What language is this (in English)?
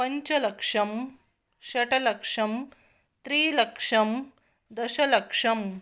Sanskrit